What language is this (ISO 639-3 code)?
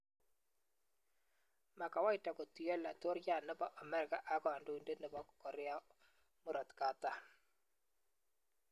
kln